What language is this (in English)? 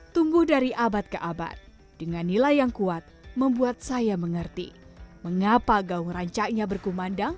Indonesian